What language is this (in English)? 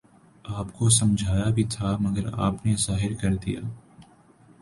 Urdu